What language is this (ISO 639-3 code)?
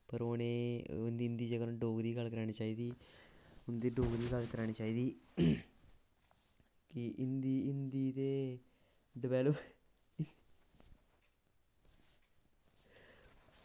doi